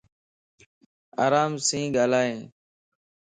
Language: Lasi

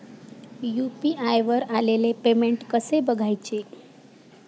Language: Marathi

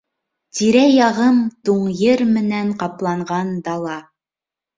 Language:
Bashkir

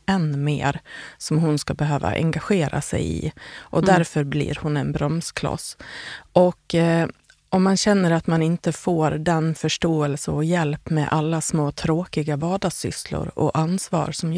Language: Swedish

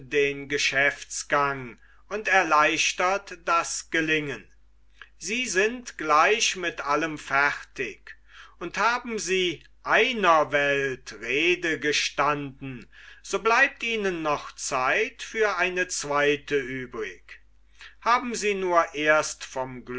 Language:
German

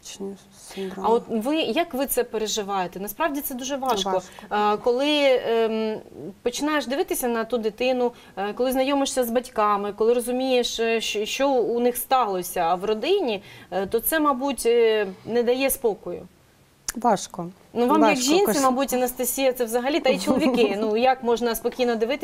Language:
Ukrainian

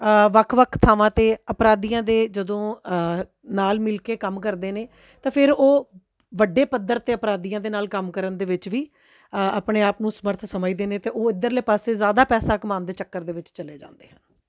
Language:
Punjabi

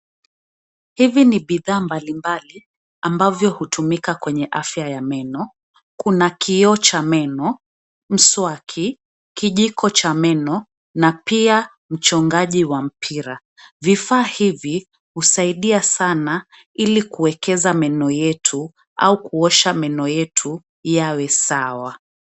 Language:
Swahili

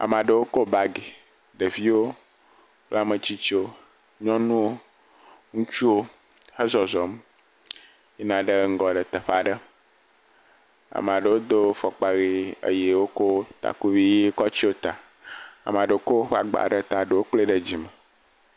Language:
Ewe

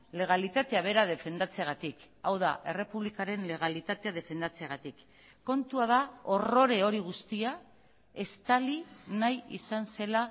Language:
Basque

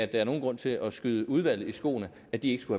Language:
Danish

